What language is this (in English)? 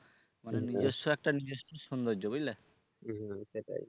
Bangla